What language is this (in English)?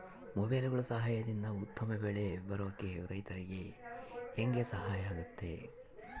Kannada